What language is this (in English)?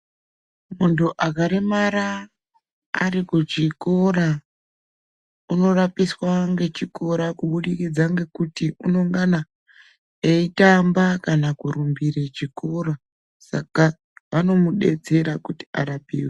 Ndau